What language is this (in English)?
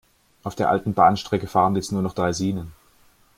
German